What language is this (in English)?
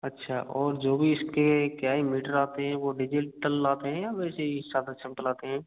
Hindi